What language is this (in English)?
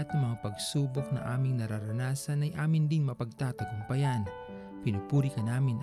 Filipino